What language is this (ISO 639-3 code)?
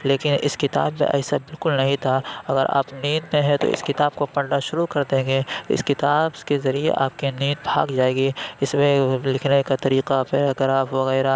urd